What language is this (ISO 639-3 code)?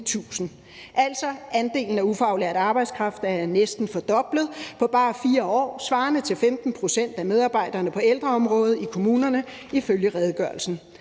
dan